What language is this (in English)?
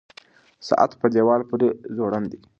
Pashto